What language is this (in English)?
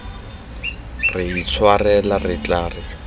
Tswana